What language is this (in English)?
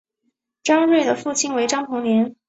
Chinese